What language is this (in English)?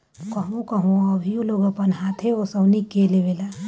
Bhojpuri